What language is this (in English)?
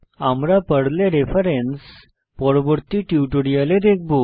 Bangla